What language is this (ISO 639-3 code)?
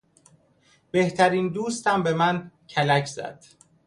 fas